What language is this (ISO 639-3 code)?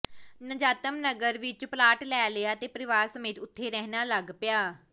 pan